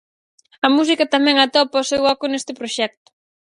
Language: Galician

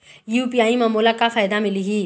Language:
Chhattisgarhi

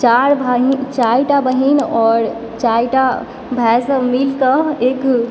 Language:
Maithili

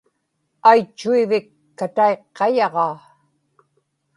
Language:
Inupiaq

